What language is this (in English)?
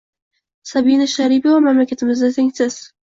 Uzbek